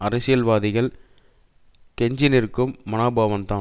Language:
Tamil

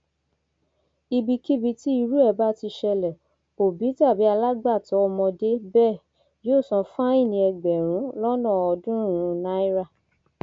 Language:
Yoruba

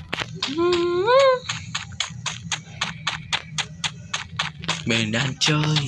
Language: Vietnamese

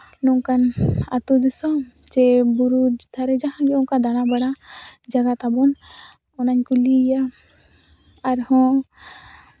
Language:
Santali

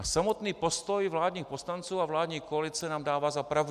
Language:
Czech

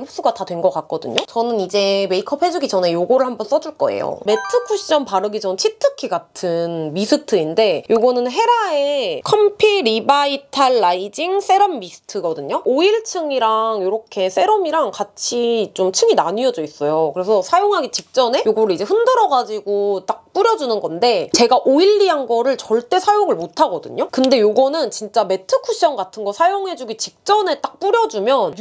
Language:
Korean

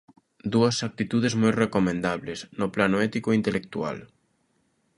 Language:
Galician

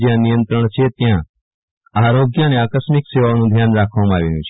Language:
Gujarati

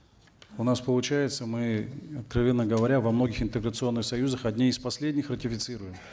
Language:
Kazakh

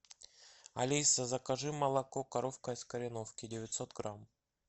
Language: Russian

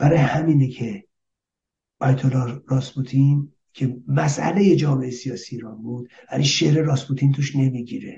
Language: Persian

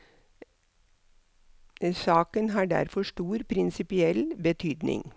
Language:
Norwegian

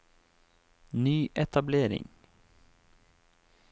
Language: Norwegian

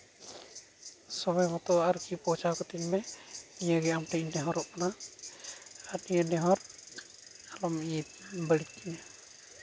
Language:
Santali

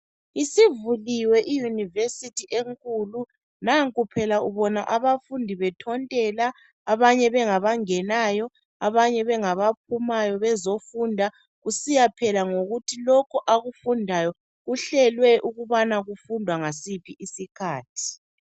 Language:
North Ndebele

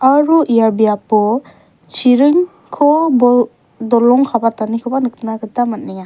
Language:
Garo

